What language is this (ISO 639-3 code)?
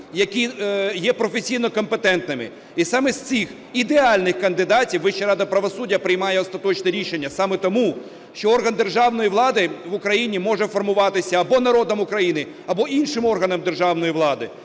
ukr